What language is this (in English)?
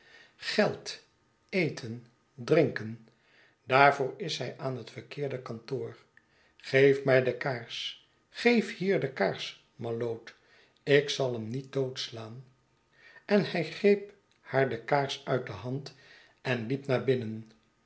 Dutch